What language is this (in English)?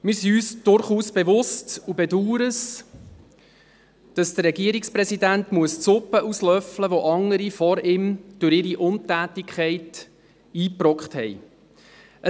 Swiss German